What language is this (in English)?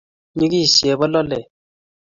Kalenjin